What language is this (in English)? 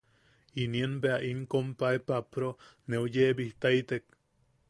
Yaqui